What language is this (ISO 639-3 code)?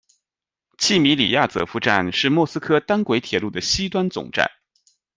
zho